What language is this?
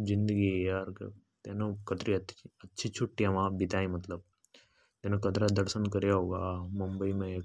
Hadothi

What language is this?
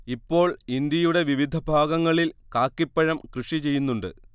Malayalam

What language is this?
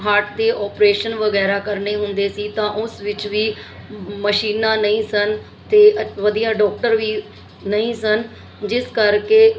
Punjabi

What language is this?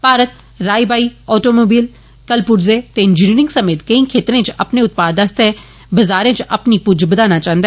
Dogri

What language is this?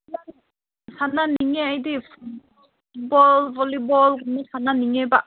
Manipuri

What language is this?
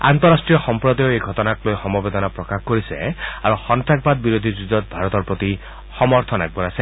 Assamese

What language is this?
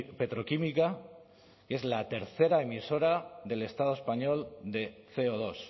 Spanish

